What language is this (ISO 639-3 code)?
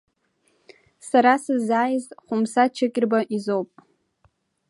abk